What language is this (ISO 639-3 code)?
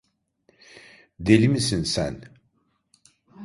tur